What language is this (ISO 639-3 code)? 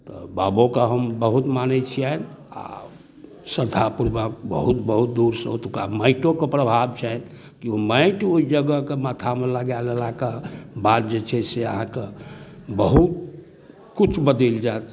mai